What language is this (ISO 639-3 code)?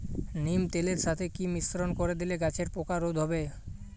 ben